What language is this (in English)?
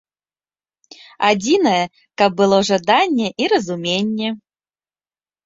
Belarusian